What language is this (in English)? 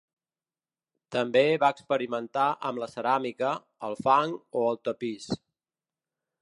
Catalan